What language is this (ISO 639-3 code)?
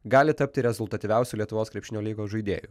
lit